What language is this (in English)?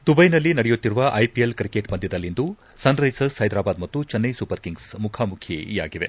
Kannada